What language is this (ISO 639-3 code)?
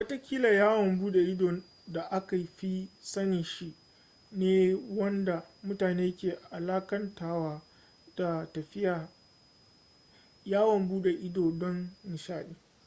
hau